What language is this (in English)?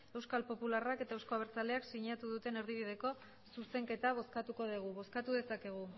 Basque